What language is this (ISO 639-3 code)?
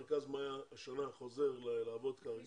heb